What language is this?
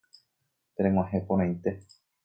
Guarani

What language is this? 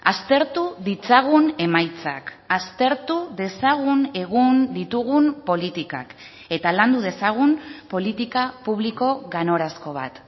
Basque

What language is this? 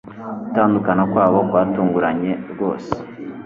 Kinyarwanda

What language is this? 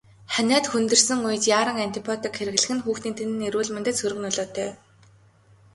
Mongolian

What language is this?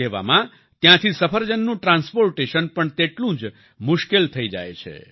Gujarati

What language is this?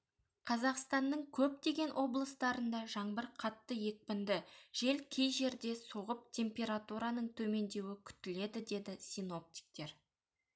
Kazakh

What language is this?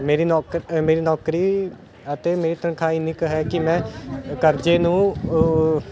Punjabi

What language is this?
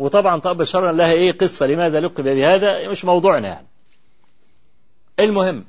Arabic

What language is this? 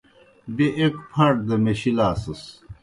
Kohistani Shina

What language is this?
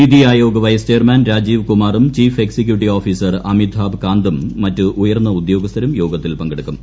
Malayalam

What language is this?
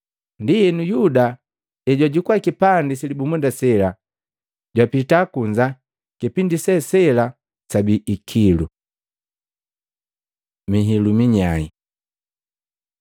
Matengo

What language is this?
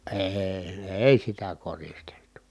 Finnish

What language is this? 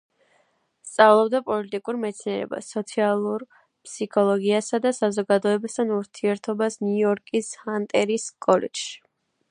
Georgian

